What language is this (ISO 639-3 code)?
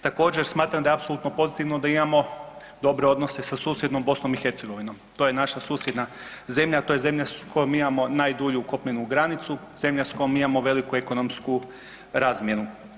hrv